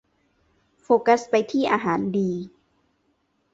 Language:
Thai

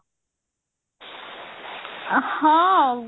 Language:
Odia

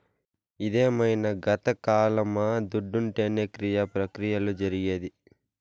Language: Telugu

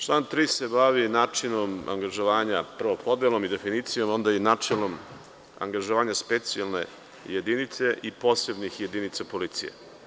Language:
Serbian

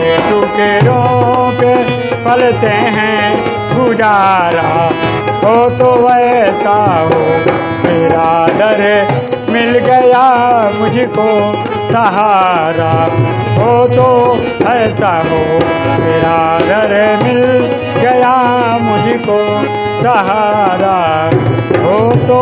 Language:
Hindi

